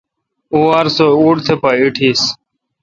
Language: Kalkoti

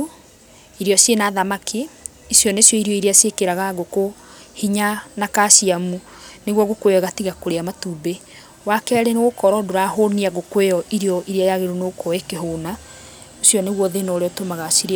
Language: Kikuyu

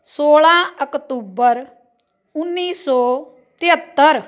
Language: Punjabi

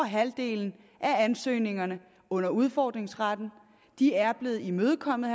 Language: Danish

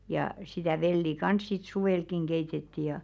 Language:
Finnish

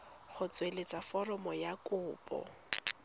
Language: Tswana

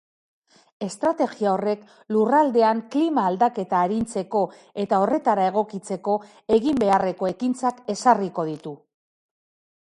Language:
Basque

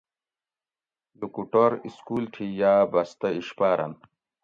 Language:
Gawri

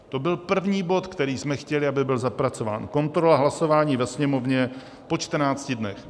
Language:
Czech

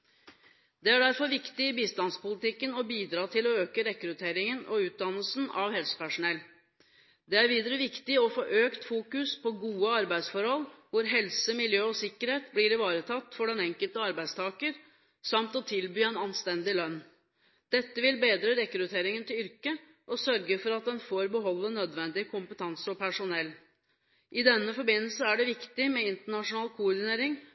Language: Norwegian Bokmål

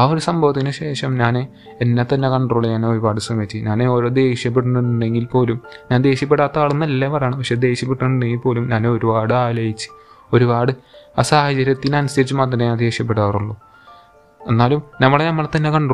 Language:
Malayalam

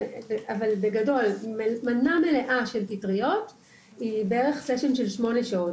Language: Hebrew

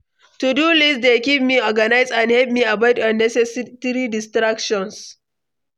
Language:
Nigerian Pidgin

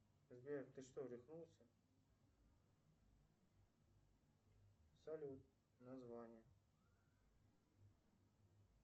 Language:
Russian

